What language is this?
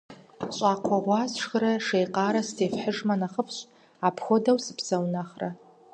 Kabardian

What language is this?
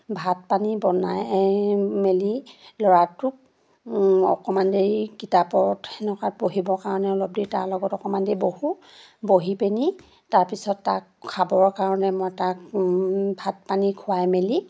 Assamese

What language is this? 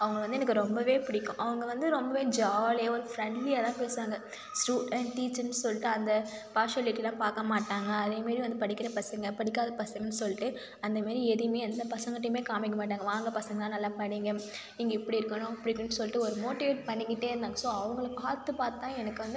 Tamil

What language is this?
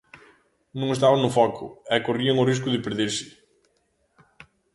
Galician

